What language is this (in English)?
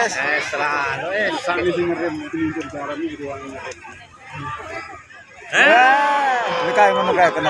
Indonesian